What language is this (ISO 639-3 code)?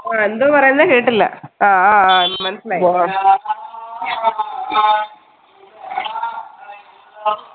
mal